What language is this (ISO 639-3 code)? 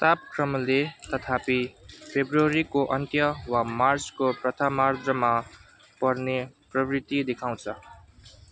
nep